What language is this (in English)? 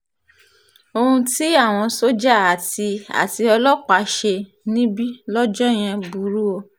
Yoruba